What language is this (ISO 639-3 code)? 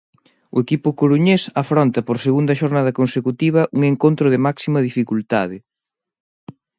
glg